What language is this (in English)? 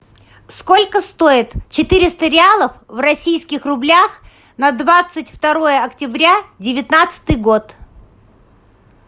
Russian